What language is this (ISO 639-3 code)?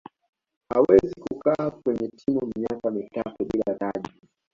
swa